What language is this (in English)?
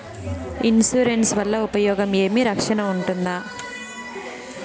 Telugu